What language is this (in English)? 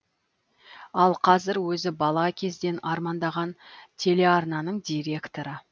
Kazakh